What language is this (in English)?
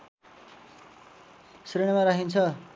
Nepali